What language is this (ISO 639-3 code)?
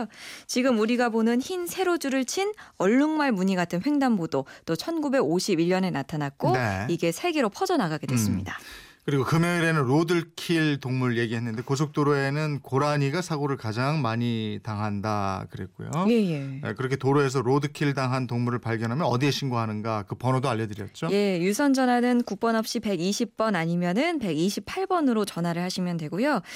kor